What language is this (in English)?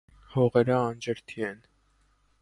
Armenian